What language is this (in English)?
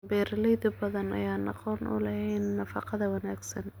Somali